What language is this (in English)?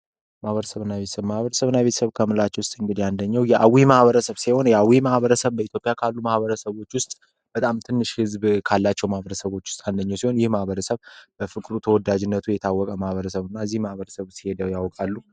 Amharic